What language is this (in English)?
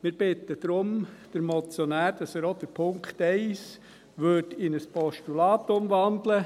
Swiss German